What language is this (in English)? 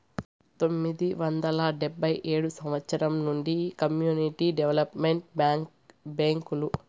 Telugu